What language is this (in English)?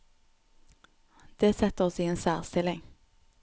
Norwegian